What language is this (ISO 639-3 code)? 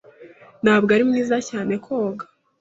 kin